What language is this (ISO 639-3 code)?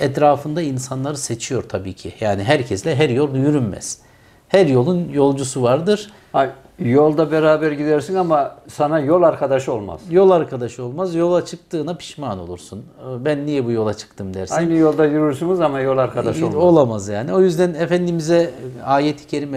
tur